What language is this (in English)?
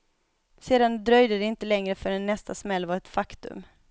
Swedish